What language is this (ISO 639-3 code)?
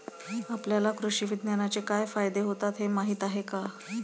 mar